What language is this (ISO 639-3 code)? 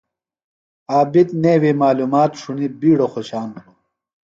phl